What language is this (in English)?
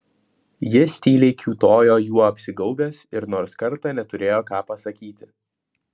Lithuanian